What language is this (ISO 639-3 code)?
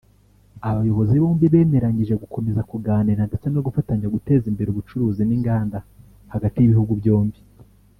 kin